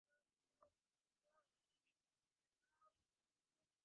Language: Bangla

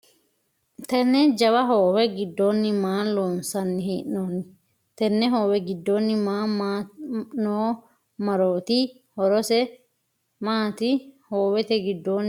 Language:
Sidamo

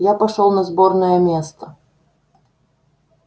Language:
Russian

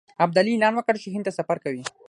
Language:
Pashto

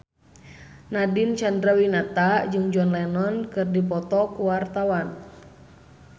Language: Sundanese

